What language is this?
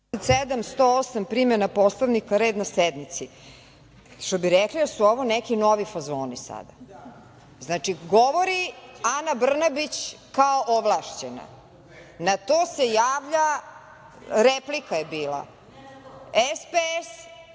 Serbian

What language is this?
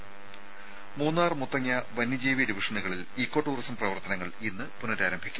Malayalam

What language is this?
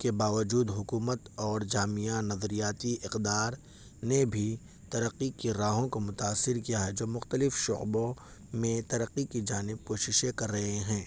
Urdu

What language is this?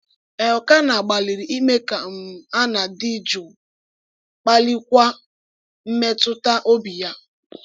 Igbo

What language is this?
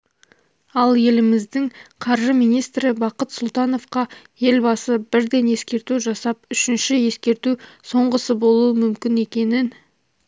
Kazakh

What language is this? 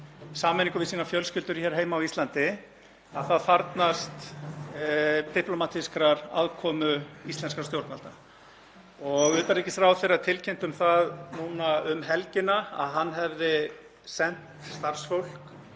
Icelandic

